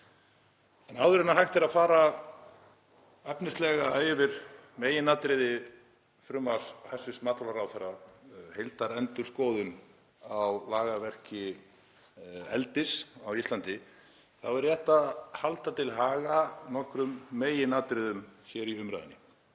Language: Icelandic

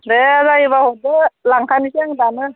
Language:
Bodo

